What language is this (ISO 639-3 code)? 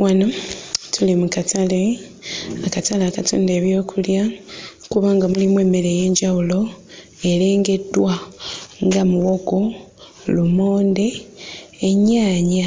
lug